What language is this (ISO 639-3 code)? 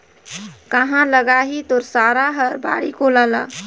hne